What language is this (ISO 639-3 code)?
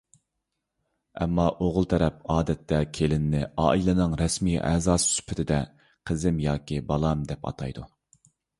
uig